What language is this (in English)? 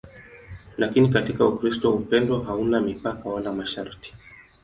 Swahili